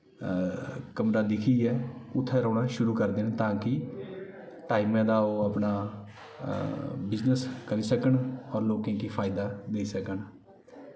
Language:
Dogri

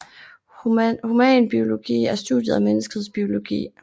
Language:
Danish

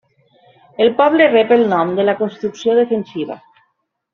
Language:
Catalan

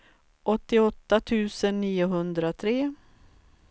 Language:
Swedish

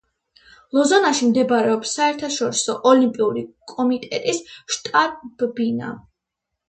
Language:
Georgian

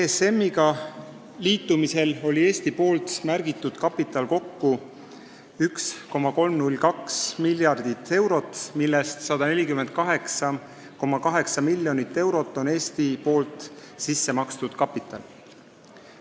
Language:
Estonian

